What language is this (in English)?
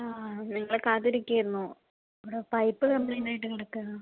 Malayalam